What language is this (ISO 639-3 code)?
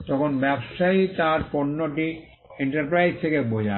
ben